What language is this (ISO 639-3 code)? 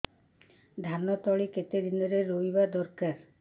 ori